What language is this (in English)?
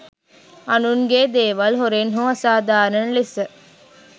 Sinhala